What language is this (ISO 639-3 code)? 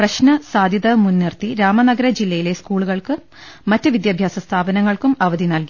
mal